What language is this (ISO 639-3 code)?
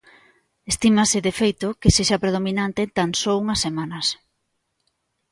glg